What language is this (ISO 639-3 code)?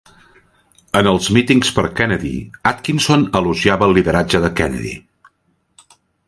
cat